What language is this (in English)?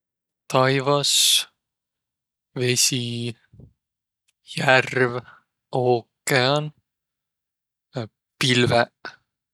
Võro